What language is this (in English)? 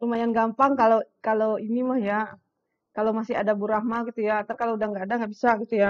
Indonesian